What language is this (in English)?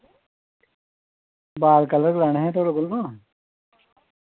Dogri